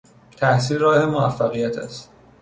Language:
Persian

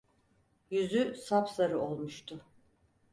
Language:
Turkish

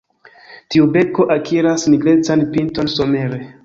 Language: Esperanto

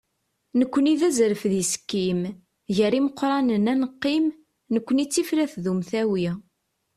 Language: Kabyle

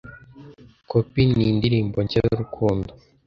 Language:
Kinyarwanda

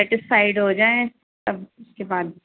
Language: Urdu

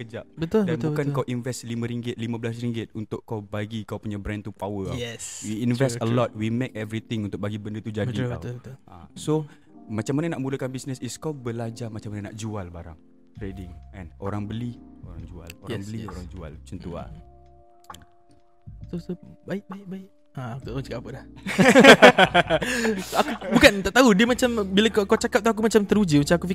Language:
Malay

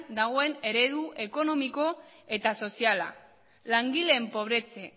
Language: Basque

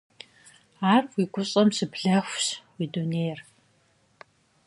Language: Kabardian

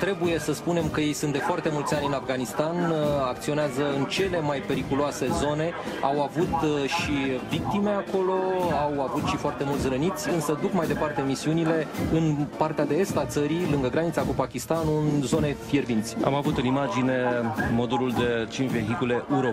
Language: Romanian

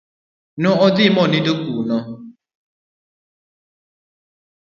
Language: Luo (Kenya and Tanzania)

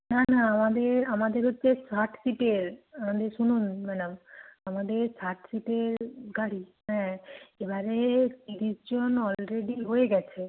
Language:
Bangla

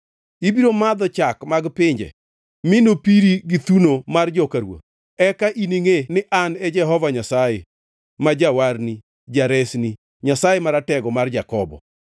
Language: Luo (Kenya and Tanzania)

